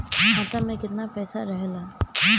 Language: Bhojpuri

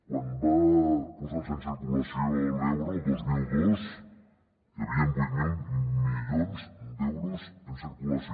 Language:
Catalan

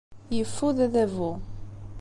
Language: Kabyle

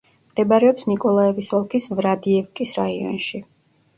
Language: Georgian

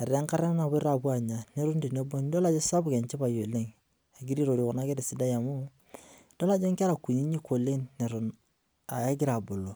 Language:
Masai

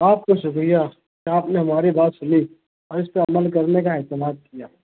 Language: Urdu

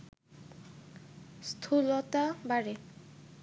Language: Bangla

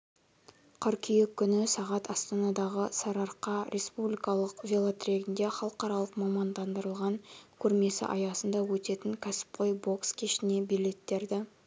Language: Kazakh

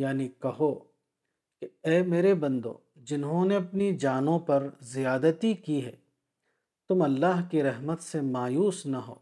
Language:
Urdu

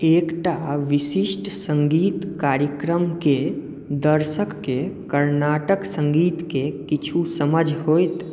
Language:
Maithili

